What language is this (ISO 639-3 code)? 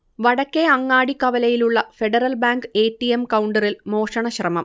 mal